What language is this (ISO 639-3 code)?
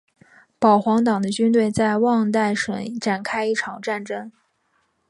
zho